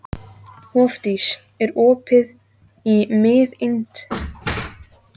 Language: Icelandic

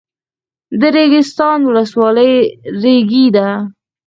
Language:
Pashto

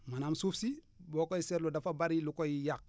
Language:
Wolof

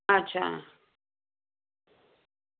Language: Dogri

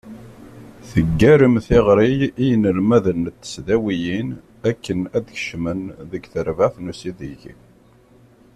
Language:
Kabyle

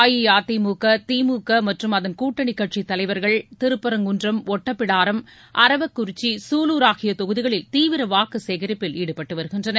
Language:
Tamil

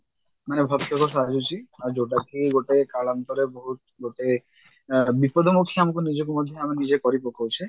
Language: Odia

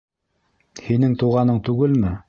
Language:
Bashkir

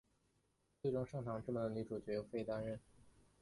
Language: Chinese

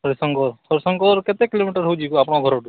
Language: Odia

